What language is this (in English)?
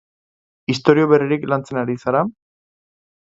Basque